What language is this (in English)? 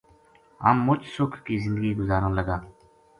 Gujari